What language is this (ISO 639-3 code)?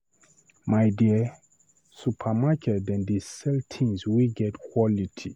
pcm